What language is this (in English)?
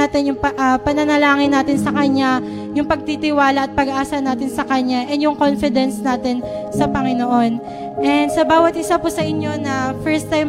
Filipino